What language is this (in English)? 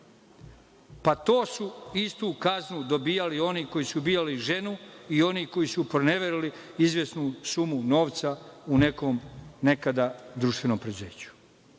Serbian